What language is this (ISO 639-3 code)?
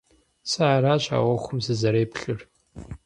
kbd